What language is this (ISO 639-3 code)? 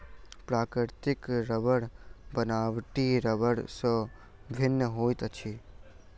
mai